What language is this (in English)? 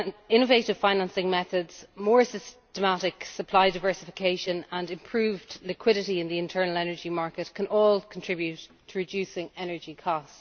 English